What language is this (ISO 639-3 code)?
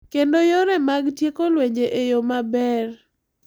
luo